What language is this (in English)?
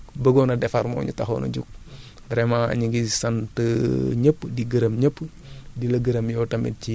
Wolof